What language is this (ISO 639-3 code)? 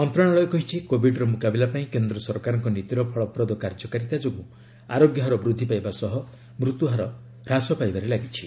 ori